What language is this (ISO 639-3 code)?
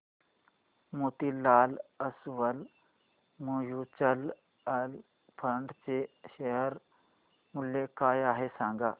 mar